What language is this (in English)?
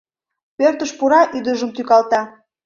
Mari